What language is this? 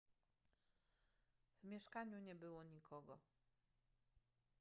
Polish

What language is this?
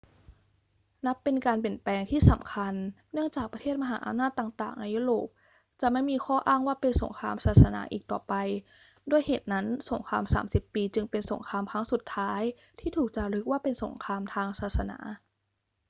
Thai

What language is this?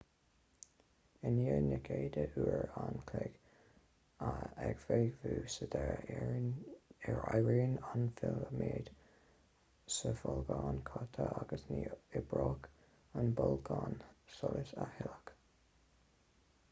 Irish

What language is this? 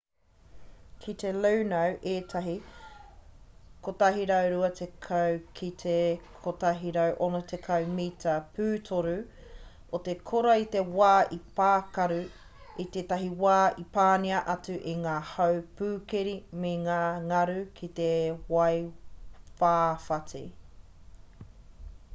Māori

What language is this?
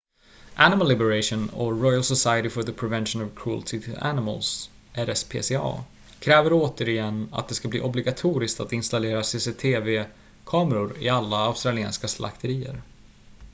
Swedish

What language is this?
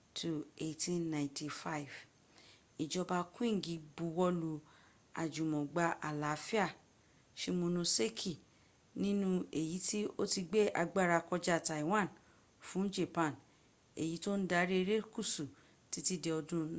Yoruba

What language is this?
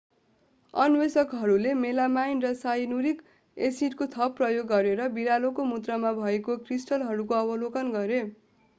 Nepali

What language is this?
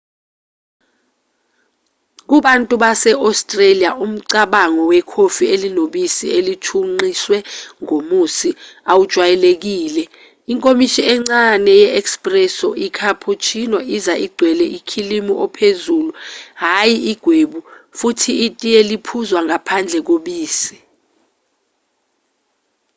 Zulu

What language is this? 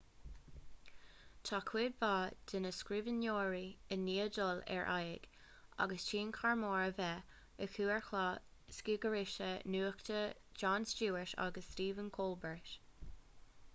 Irish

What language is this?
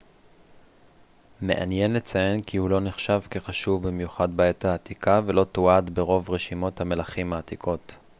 Hebrew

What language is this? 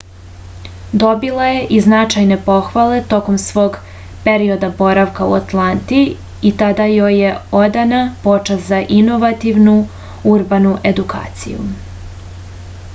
Serbian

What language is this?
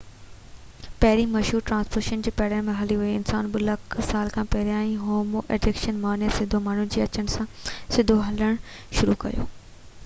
Sindhi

